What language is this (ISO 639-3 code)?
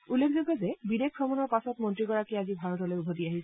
asm